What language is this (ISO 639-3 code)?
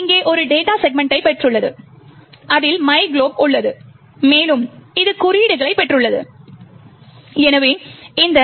tam